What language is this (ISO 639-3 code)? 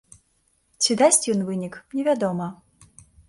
bel